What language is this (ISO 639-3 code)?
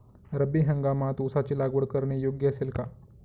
mar